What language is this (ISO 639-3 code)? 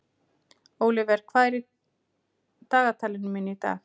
isl